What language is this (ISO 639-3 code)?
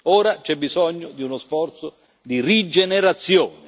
ita